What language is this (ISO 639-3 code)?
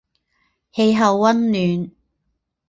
zho